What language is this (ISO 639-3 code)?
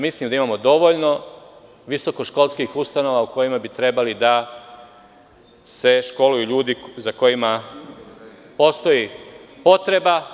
srp